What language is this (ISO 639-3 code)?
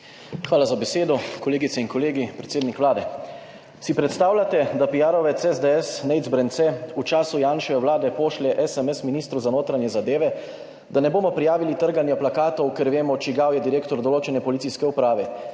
slv